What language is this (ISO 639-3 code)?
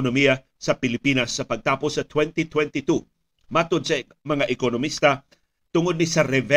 fil